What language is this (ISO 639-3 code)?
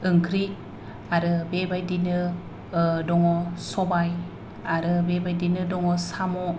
brx